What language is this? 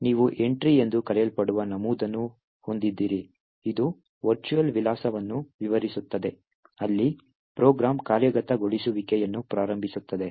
Kannada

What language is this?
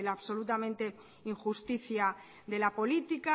Spanish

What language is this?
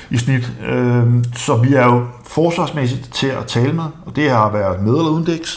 Danish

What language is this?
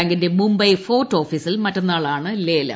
Malayalam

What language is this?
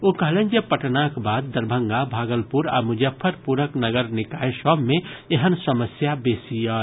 Maithili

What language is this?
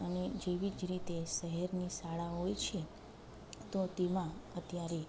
Gujarati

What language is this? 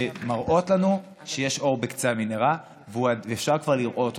Hebrew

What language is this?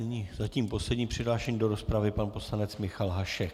Czech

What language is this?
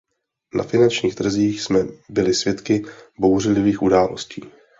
Czech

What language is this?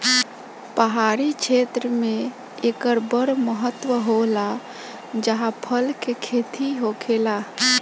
Bhojpuri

